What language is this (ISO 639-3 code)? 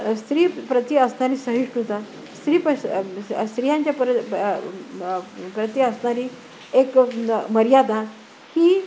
mar